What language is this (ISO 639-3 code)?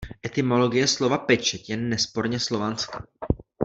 ces